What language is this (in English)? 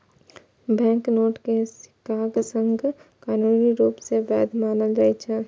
Maithili